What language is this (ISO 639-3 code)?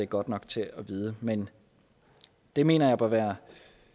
dan